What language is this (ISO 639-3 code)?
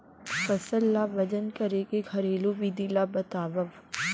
hne